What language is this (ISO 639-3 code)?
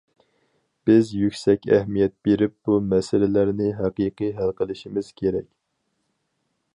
uig